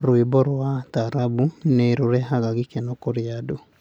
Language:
Kikuyu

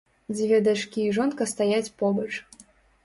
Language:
Belarusian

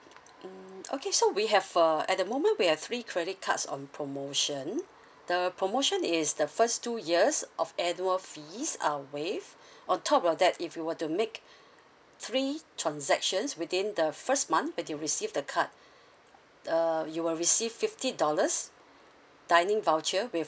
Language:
English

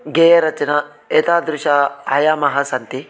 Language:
Sanskrit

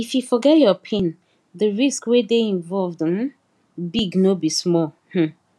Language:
Nigerian Pidgin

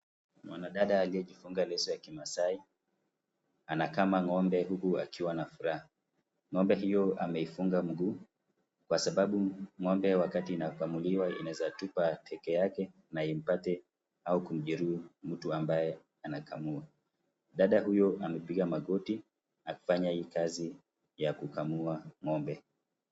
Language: Swahili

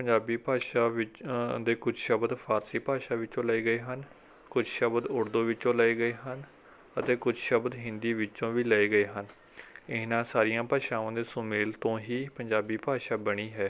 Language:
Punjabi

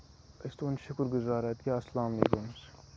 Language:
Kashmiri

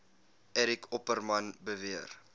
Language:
Afrikaans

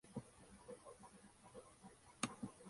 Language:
Spanish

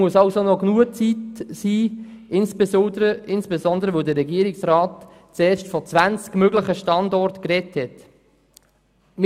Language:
Swiss German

